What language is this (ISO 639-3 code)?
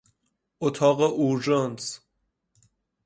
fas